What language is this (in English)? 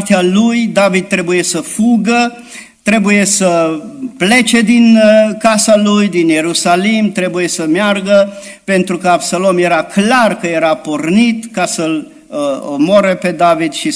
Romanian